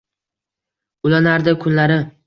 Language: Uzbek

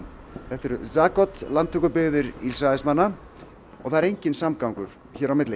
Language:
Icelandic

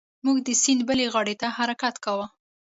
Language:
Pashto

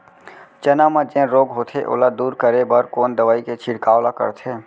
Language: Chhattisgarhi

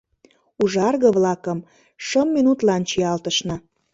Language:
Mari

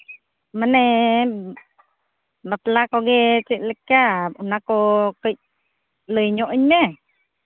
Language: Santali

